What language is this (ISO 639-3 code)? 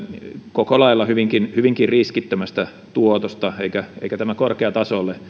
fin